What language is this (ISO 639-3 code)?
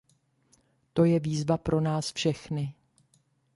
ces